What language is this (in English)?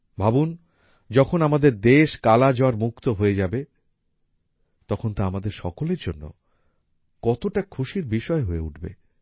Bangla